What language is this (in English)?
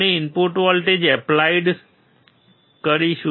Gujarati